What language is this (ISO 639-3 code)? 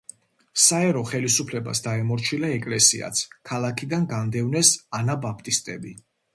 kat